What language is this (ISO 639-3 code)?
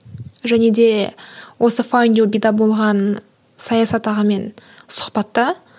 kaz